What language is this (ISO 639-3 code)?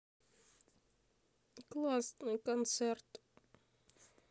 rus